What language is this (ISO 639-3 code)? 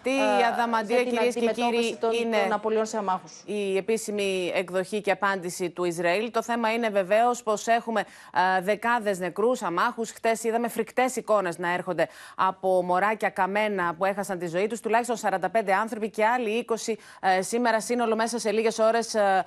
ell